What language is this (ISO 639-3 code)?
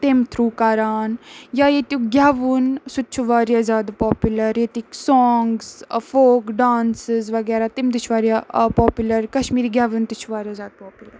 kas